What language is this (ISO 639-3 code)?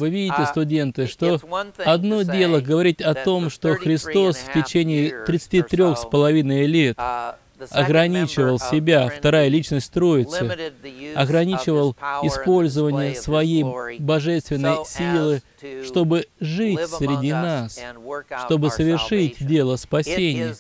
rus